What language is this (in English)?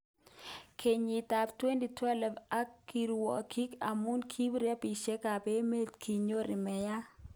Kalenjin